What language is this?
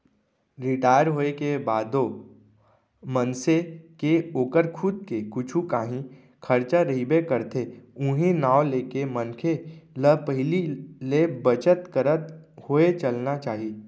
Chhattisgarhi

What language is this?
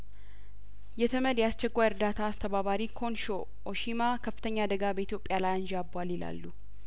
Amharic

